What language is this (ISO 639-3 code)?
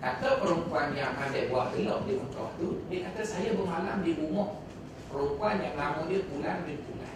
msa